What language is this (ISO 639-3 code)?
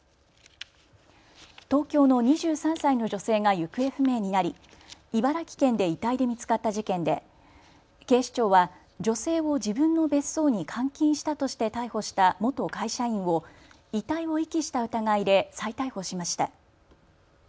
jpn